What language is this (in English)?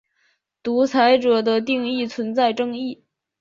Chinese